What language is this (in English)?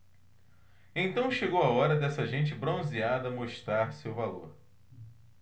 Portuguese